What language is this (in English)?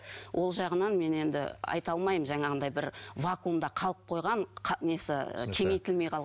Kazakh